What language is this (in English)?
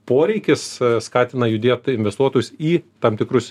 Lithuanian